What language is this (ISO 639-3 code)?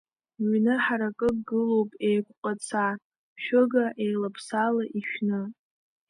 abk